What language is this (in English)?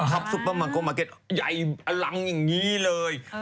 Thai